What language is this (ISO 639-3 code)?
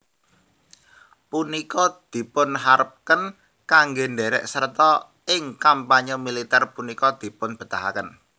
jav